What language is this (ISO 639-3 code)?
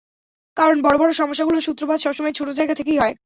ben